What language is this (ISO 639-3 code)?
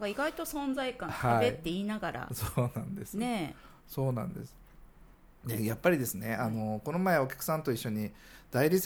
jpn